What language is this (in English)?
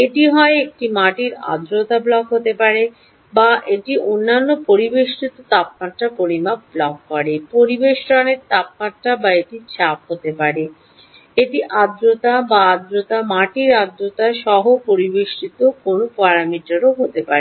Bangla